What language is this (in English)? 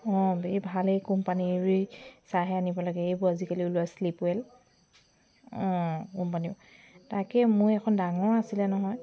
Assamese